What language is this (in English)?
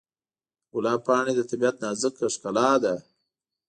Pashto